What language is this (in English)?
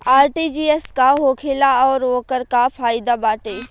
Bhojpuri